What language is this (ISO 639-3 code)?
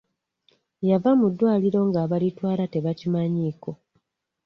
lug